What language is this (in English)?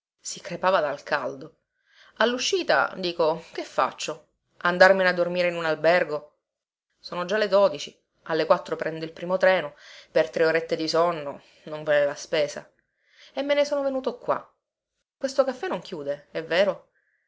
Italian